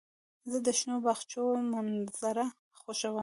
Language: Pashto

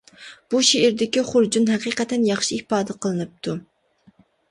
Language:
Uyghur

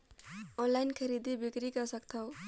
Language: Chhattisgarhi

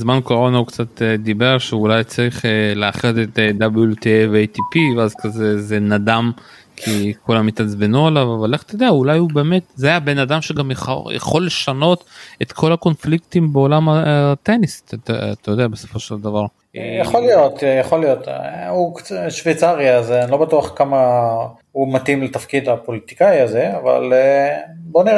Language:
Hebrew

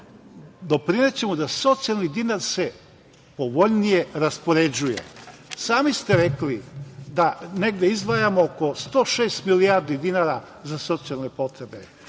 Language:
Serbian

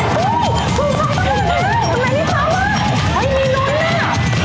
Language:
Thai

